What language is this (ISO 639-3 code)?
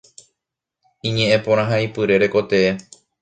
grn